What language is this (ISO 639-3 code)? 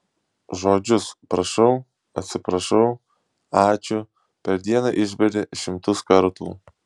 lit